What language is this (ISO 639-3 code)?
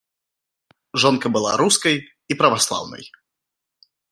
bel